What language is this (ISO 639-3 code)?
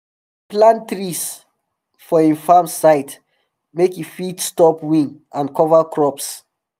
pcm